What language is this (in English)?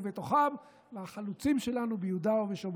Hebrew